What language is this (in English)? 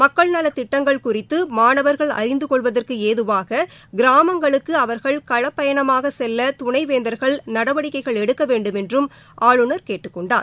Tamil